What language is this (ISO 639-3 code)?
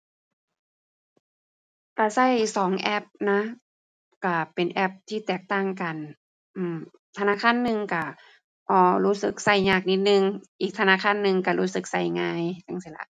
tha